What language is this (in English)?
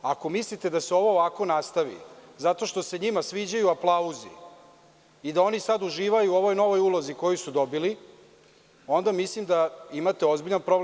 Serbian